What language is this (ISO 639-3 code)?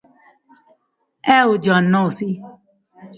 phr